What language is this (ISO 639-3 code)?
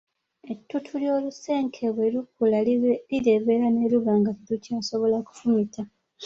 lug